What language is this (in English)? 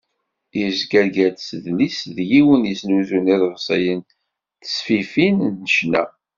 Kabyle